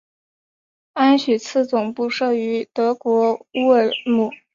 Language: Chinese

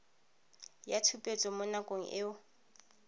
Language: Tswana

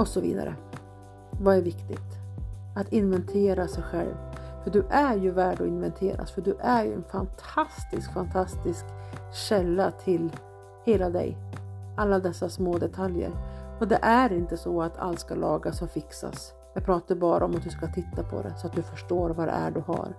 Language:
Swedish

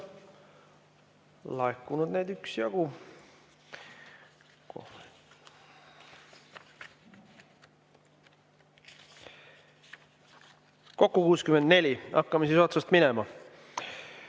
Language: Estonian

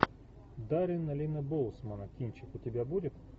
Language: Russian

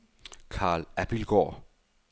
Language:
Danish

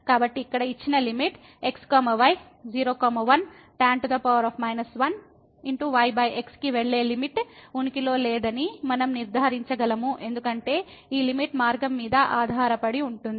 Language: Telugu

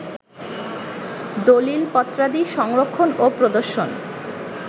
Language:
Bangla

